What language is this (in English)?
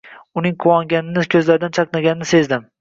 Uzbek